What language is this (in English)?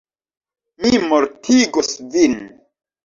Esperanto